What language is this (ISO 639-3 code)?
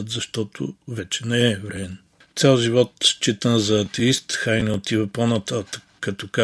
bul